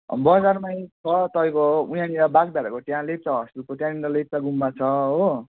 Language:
Nepali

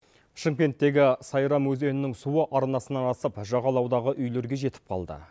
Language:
Kazakh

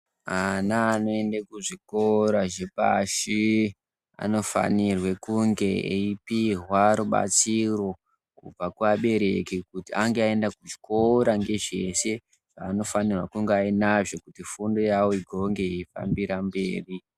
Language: Ndau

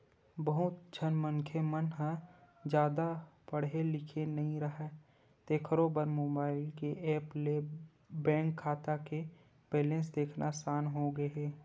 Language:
Chhattisgarhi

